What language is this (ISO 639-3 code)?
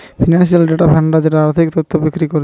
ben